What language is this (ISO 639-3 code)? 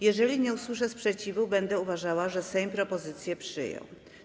pol